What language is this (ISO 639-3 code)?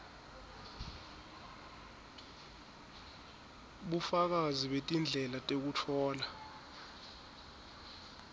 ssw